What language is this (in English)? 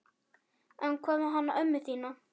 Icelandic